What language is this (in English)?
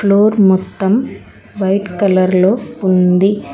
Telugu